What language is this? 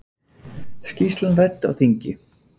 Icelandic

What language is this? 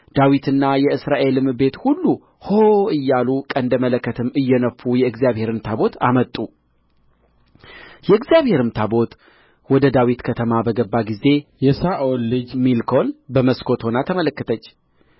Amharic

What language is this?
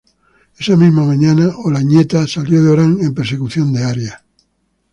Spanish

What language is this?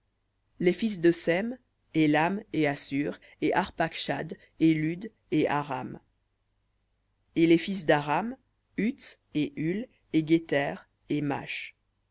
French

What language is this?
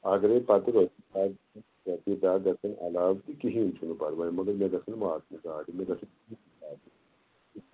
Kashmiri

